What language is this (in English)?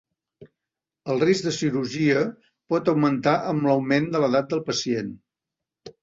Catalan